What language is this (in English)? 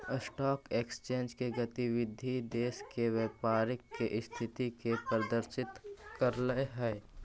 Magahi